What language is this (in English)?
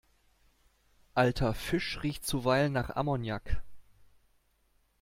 German